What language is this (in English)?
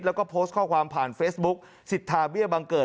Thai